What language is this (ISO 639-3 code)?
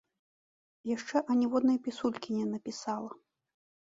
bel